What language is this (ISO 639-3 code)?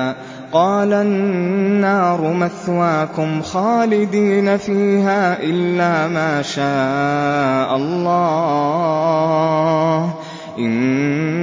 ara